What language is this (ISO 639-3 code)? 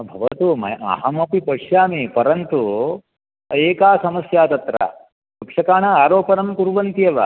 san